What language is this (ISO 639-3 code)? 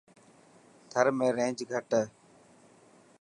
mki